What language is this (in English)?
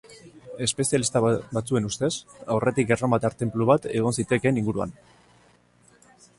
Basque